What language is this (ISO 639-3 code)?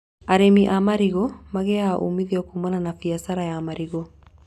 kik